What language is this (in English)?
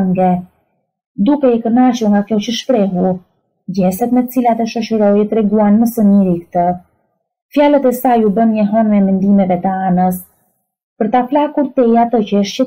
Romanian